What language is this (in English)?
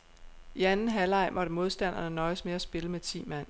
Danish